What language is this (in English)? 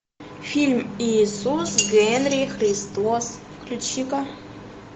Russian